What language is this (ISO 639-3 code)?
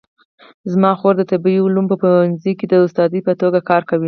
pus